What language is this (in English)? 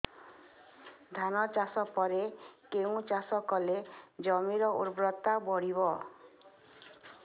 Odia